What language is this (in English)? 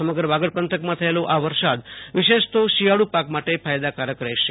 Gujarati